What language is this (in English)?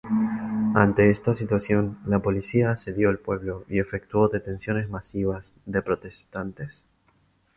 Spanish